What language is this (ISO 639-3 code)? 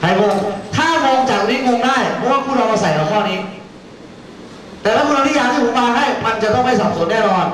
tha